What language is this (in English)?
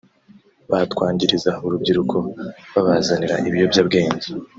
Kinyarwanda